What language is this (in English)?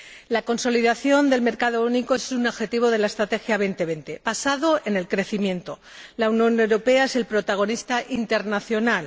Spanish